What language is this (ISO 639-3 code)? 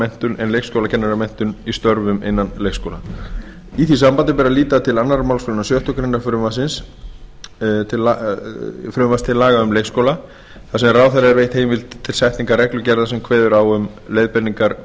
isl